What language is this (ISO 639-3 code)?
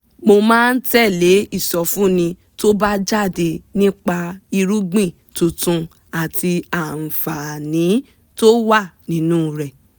yor